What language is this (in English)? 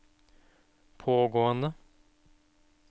Norwegian